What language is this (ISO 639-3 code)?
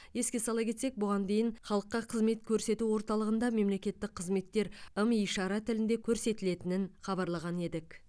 kaz